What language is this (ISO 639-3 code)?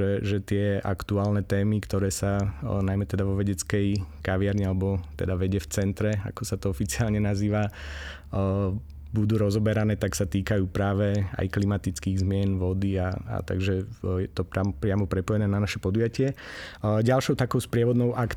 slk